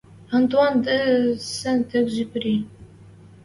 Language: Western Mari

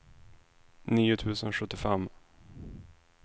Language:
Swedish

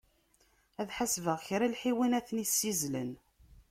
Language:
Kabyle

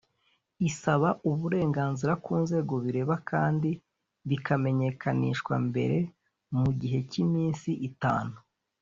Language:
Kinyarwanda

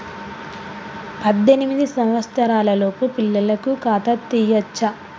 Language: Telugu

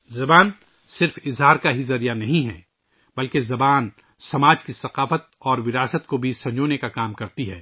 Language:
Urdu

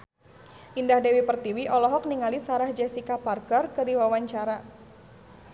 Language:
Sundanese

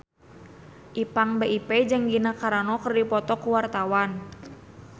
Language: Sundanese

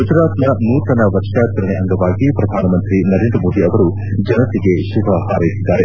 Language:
Kannada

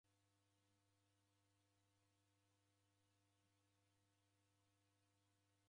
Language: Taita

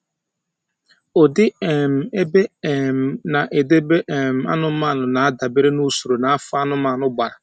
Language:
Igbo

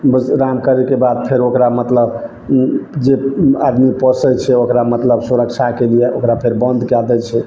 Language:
Maithili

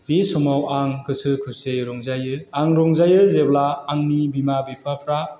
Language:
Bodo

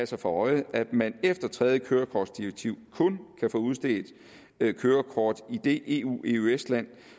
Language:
Danish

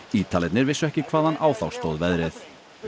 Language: Icelandic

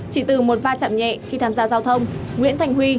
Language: Vietnamese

